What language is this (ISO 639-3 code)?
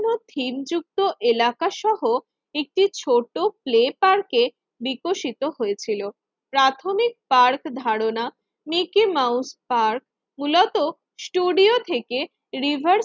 ben